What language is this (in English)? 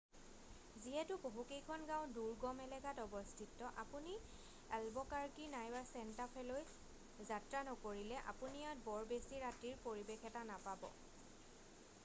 Assamese